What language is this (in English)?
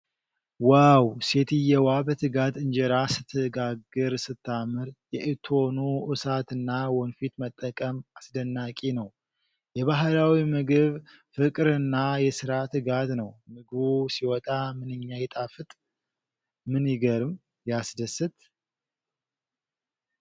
Amharic